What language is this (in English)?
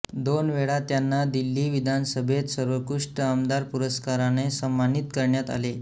Marathi